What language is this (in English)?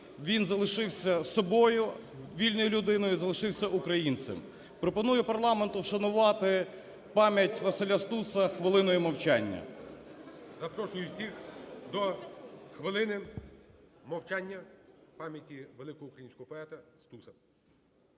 Ukrainian